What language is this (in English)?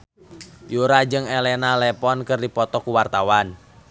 Sundanese